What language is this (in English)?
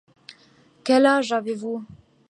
French